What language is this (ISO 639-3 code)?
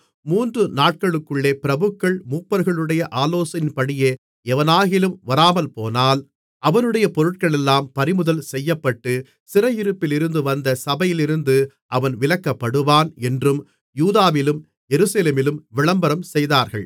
tam